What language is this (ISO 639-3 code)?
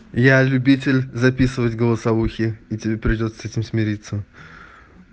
rus